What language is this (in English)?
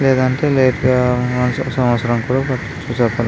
Telugu